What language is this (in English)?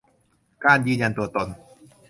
Thai